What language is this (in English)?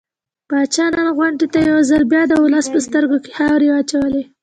Pashto